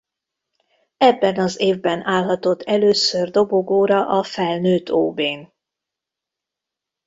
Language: Hungarian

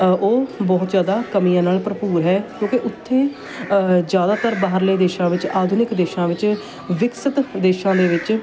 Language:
Punjabi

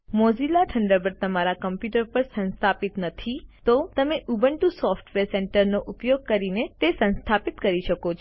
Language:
Gujarati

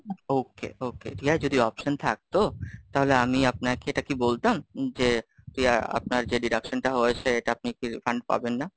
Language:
Bangla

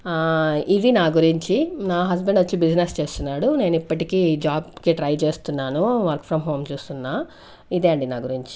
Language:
Telugu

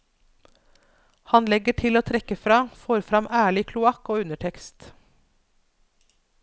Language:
Norwegian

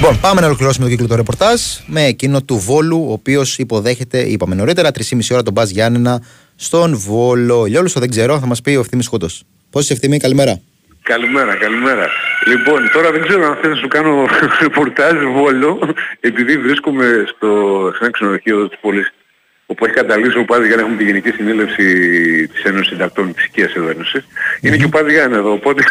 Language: Greek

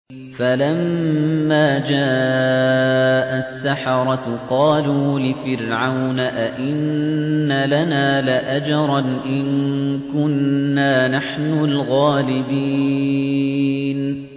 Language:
Arabic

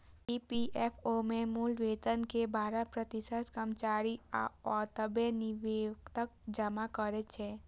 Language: Maithili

